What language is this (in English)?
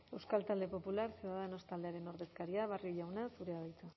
Basque